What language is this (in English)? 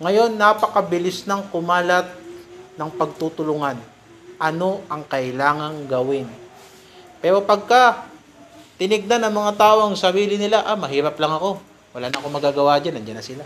Filipino